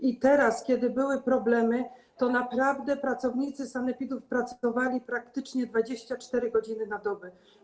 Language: Polish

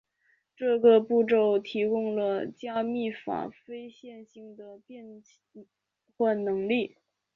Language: Chinese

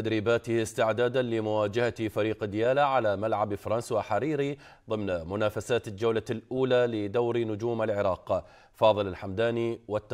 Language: Arabic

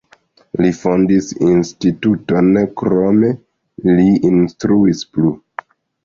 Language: Esperanto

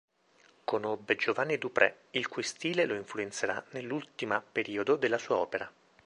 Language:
Italian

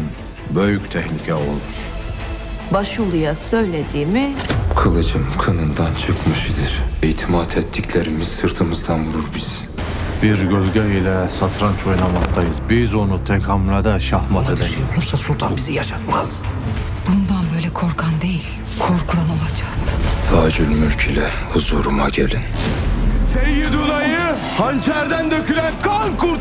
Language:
Turkish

